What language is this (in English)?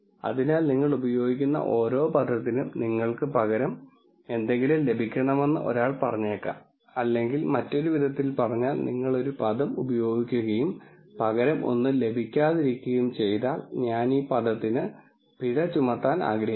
Malayalam